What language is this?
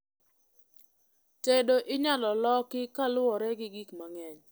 Luo (Kenya and Tanzania)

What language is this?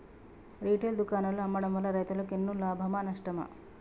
Telugu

